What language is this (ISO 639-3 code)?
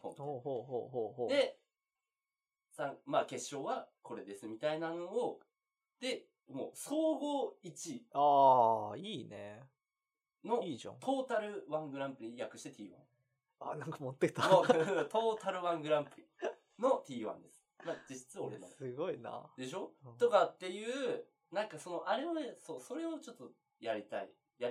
jpn